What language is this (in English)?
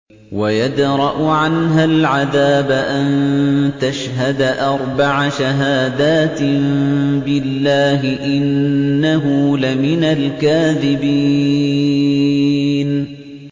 Arabic